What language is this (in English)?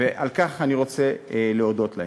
Hebrew